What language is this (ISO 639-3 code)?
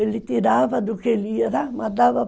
por